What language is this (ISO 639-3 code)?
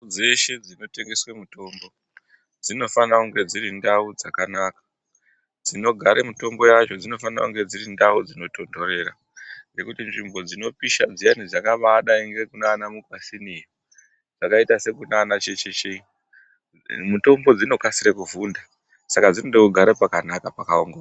ndc